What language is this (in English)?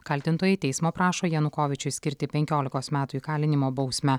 Lithuanian